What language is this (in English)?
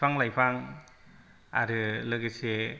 Bodo